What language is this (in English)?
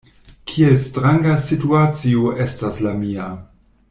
Esperanto